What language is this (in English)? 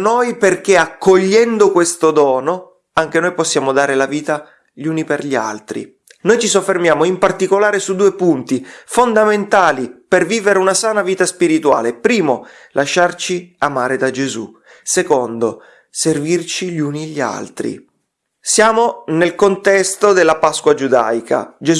Italian